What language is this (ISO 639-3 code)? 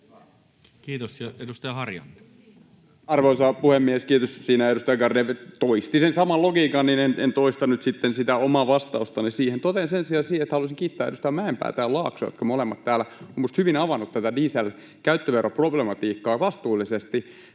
fin